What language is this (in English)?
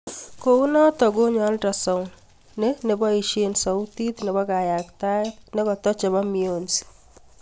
Kalenjin